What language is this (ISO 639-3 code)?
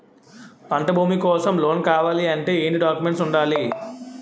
tel